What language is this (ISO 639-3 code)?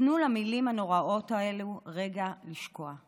heb